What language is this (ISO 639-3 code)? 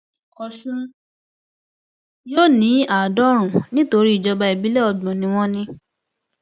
yor